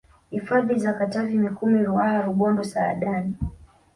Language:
Swahili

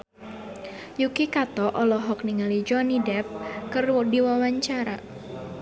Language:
Sundanese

